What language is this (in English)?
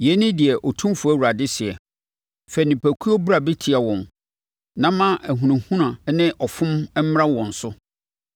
Akan